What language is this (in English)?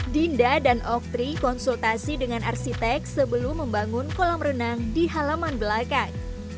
Indonesian